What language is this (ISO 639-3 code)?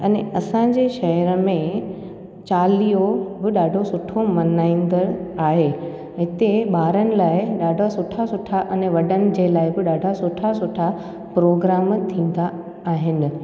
snd